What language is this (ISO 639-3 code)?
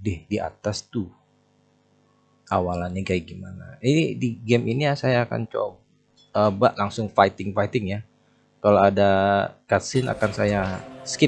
ind